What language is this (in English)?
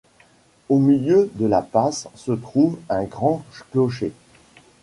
French